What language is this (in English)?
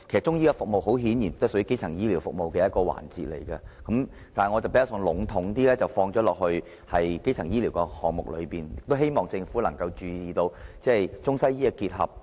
Cantonese